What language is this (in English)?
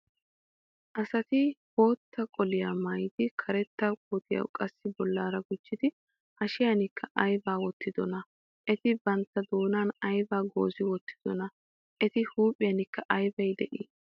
Wolaytta